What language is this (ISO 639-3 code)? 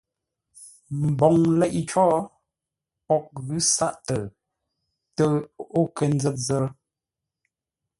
nla